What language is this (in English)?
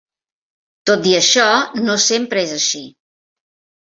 Catalan